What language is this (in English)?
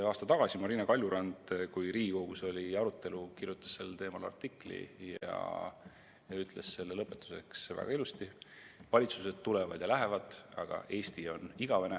Estonian